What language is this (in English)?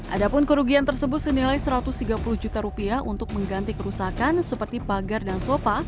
Indonesian